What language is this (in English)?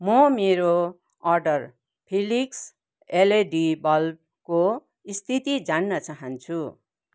Nepali